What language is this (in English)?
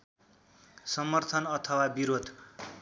Nepali